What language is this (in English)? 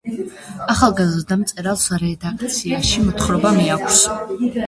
Georgian